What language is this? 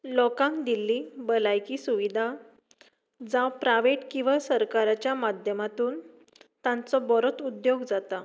Konkani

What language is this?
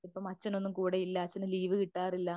Malayalam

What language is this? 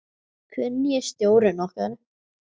Icelandic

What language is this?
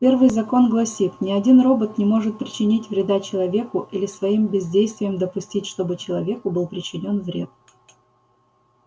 Russian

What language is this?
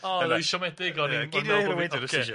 Welsh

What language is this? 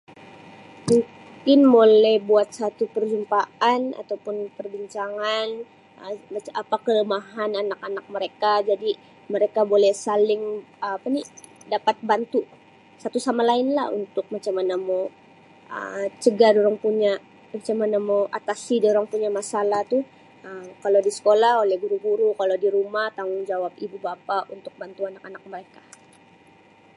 Sabah Malay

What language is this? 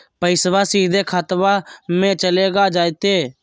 Magahi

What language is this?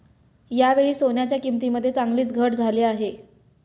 Marathi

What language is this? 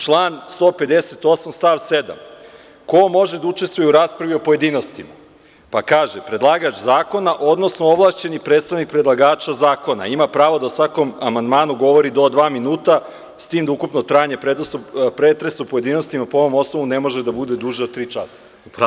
Serbian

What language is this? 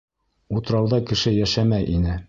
Bashkir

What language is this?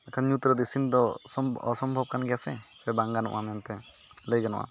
Santali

